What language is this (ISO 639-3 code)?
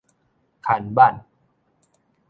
nan